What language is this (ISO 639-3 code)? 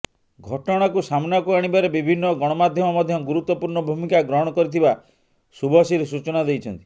ori